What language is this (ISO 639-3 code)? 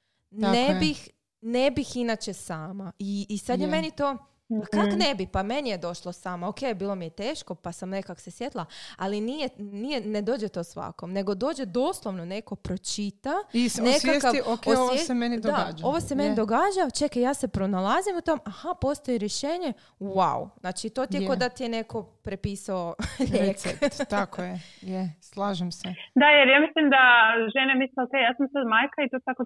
hrv